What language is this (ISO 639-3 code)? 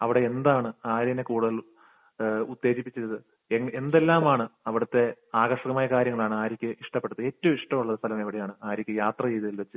mal